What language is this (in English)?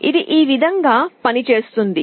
Telugu